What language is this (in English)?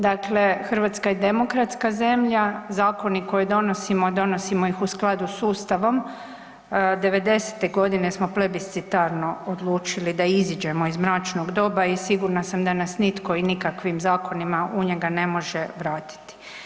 Croatian